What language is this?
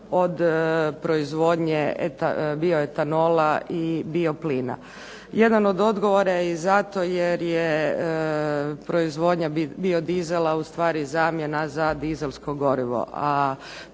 Croatian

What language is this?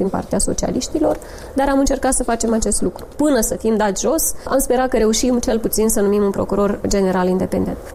Romanian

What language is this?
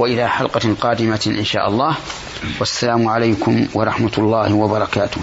Arabic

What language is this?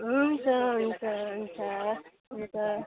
Nepali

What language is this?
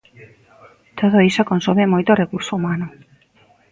Galician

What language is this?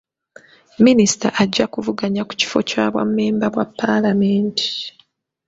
Ganda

